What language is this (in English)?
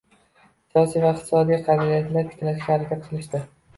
Uzbek